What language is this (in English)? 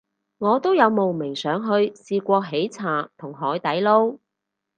Cantonese